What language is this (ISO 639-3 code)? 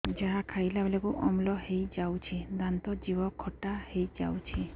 ori